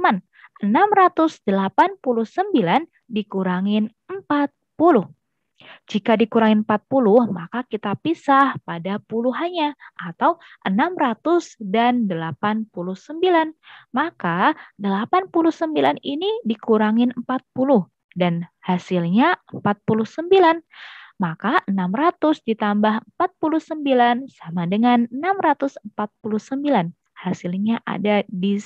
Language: Indonesian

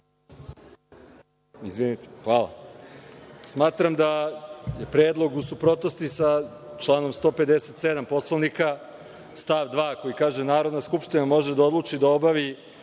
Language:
Serbian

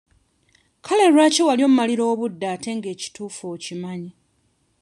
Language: Ganda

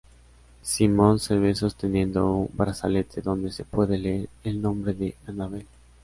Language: Spanish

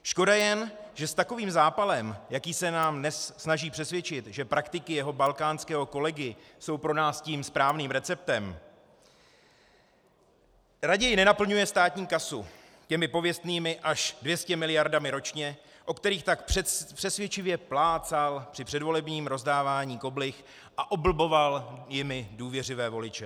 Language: Czech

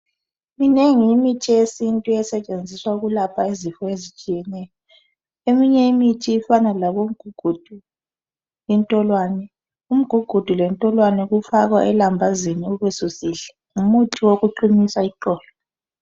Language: North Ndebele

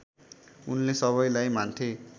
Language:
Nepali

